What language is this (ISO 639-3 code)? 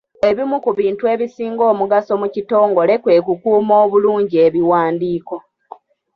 lug